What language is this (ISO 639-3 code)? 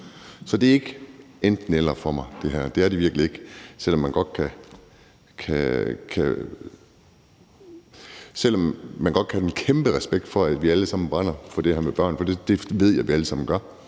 dan